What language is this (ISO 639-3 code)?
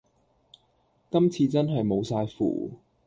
yue